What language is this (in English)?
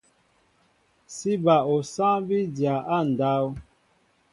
Mbo (Cameroon)